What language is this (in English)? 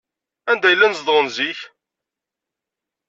Kabyle